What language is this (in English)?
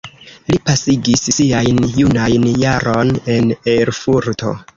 Esperanto